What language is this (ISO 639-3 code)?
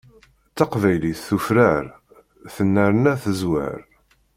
kab